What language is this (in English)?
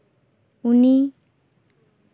Santali